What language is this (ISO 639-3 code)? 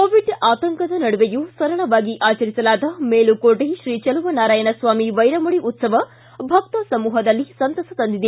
kan